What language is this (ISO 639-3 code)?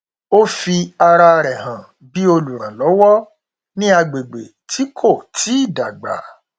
yor